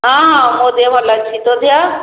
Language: Odia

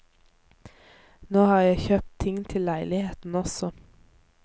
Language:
Norwegian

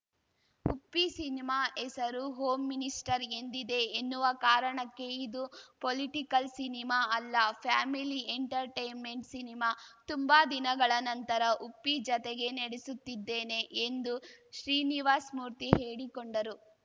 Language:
Kannada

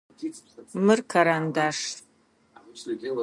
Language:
Adyghe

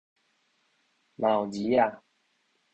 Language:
Min Nan Chinese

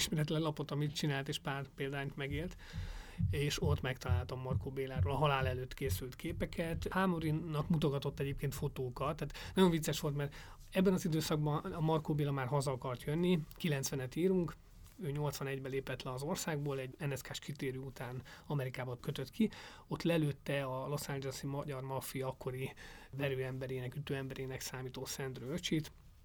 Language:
Hungarian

